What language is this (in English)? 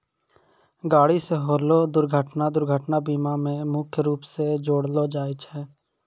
Maithili